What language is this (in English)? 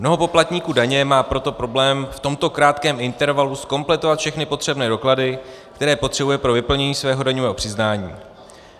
Czech